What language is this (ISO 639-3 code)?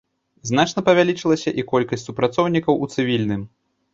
bel